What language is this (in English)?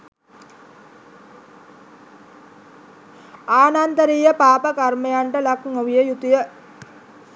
Sinhala